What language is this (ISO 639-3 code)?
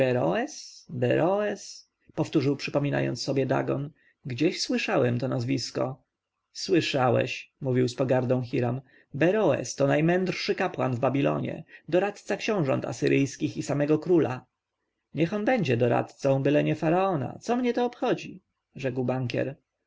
pol